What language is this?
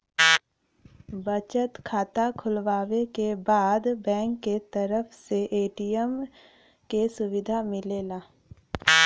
Bhojpuri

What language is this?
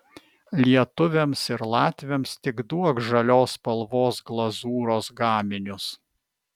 Lithuanian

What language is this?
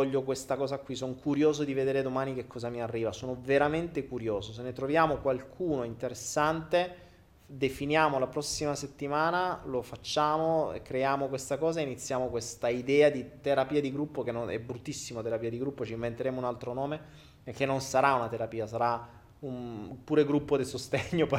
Italian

